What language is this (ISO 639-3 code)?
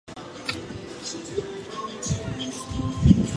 zho